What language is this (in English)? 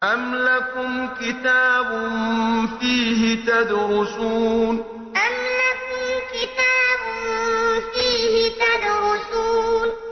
Arabic